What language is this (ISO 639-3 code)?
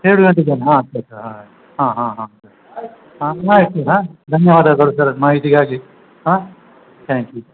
kan